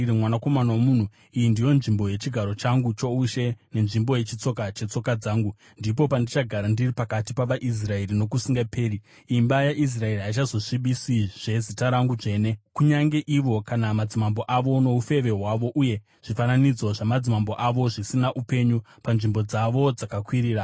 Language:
Shona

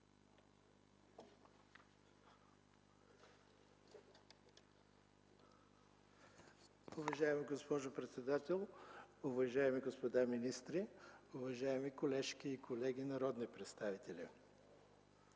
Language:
Bulgarian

